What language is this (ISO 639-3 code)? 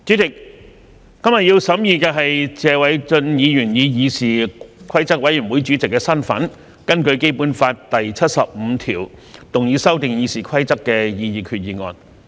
yue